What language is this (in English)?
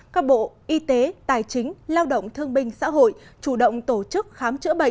Vietnamese